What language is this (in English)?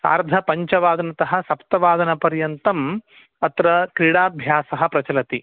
Sanskrit